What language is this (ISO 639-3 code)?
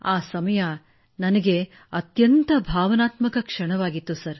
kan